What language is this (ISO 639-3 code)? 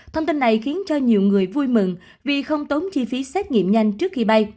vie